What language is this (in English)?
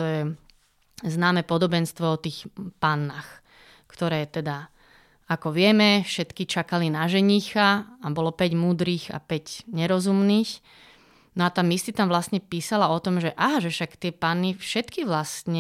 Slovak